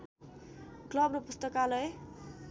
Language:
Nepali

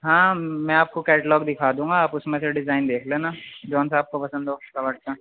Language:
Urdu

